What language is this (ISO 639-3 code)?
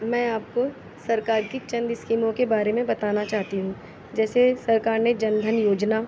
urd